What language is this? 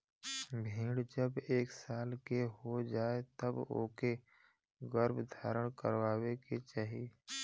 Bhojpuri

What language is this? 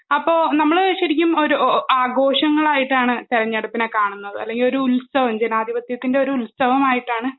Malayalam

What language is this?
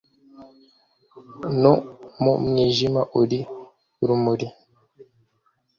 Kinyarwanda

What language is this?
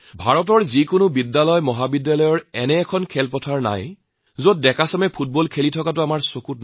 Assamese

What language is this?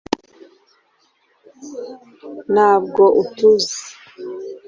Kinyarwanda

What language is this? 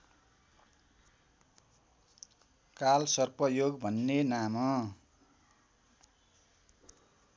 Nepali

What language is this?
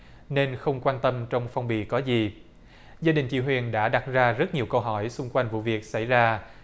Vietnamese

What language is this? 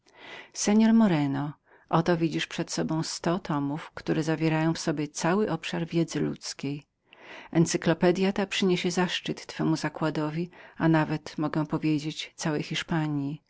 Polish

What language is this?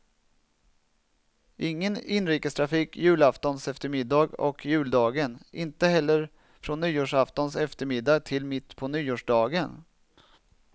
Swedish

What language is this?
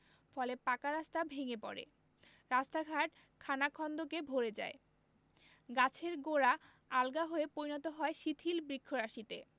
Bangla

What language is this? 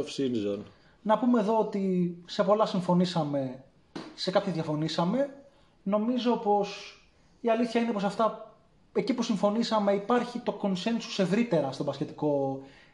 Greek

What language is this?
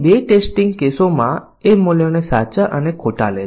Gujarati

